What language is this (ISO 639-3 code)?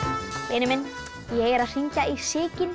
isl